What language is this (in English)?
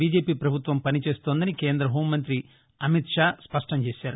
Telugu